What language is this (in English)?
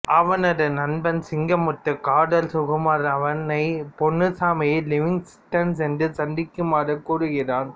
Tamil